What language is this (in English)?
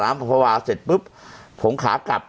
Thai